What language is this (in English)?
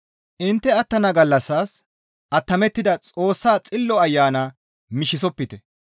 Gamo